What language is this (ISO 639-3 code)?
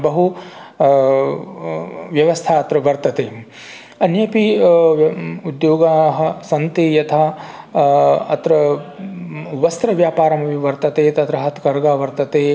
san